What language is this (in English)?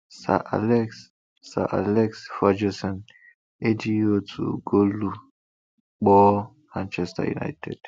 Igbo